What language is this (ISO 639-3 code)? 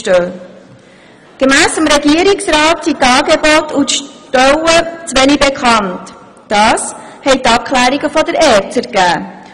gsw